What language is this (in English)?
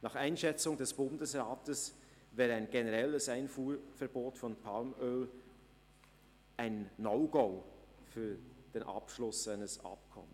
Swiss German